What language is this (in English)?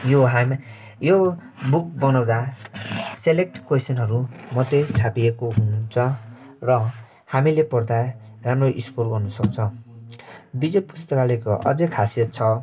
Nepali